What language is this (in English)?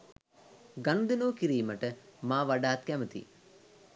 Sinhala